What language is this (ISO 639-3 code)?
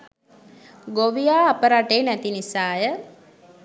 sin